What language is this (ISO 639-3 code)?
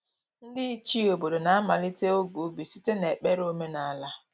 ibo